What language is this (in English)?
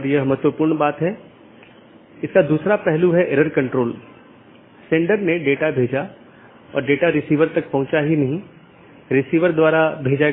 Hindi